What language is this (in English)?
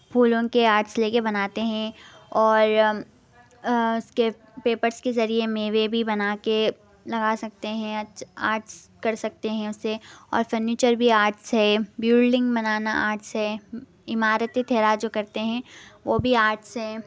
Urdu